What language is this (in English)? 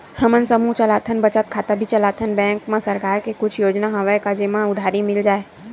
Chhattisgarhi